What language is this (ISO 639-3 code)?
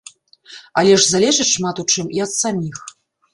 bel